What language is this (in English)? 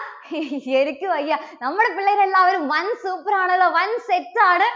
Malayalam